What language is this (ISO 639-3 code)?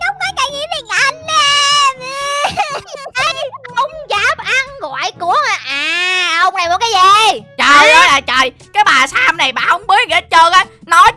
vie